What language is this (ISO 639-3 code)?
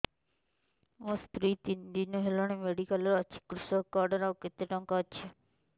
ori